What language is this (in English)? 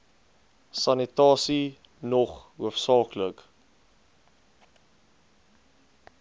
Afrikaans